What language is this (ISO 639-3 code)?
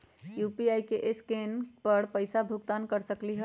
mag